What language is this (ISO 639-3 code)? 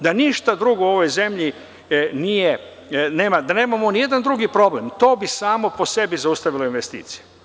srp